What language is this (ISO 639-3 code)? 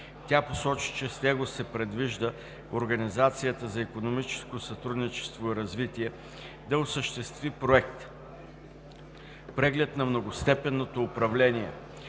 bul